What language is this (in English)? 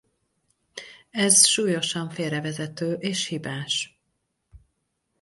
Hungarian